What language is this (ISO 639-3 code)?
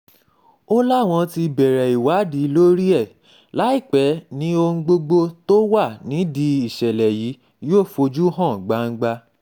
yor